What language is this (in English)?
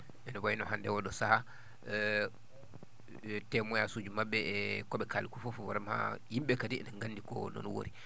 Fula